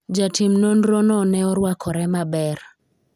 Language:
Luo (Kenya and Tanzania)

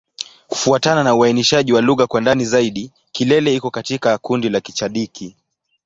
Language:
Swahili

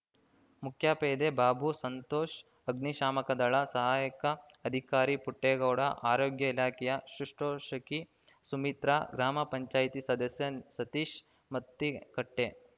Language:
Kannada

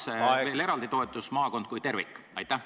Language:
Estonian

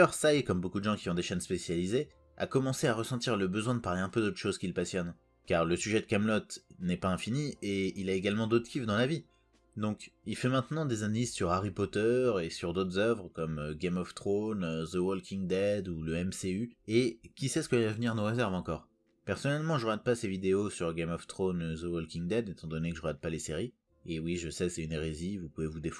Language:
French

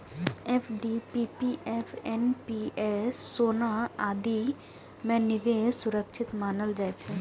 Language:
Maithili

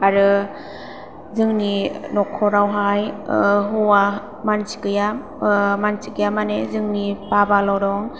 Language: Bodo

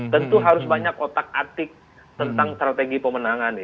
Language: Indonesian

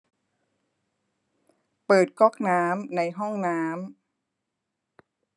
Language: Thai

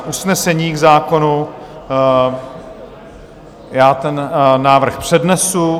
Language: Czech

